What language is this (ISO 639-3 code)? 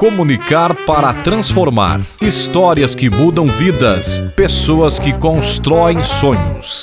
por